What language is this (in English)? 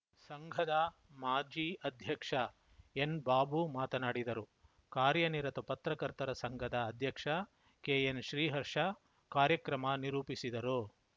Kannada